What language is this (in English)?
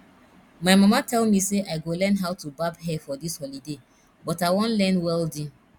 Nigerian Pidgin